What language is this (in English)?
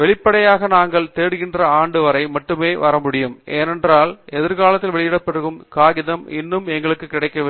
Tamil